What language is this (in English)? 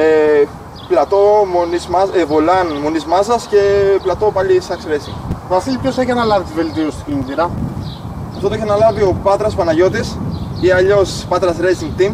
Greek